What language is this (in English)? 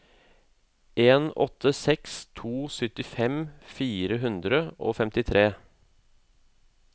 Norwegian